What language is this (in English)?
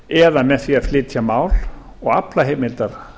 Icelandic